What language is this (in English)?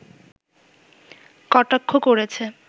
Bangla